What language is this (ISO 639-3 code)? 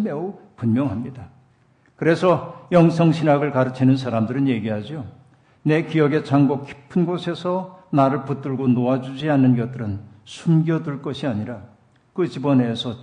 kor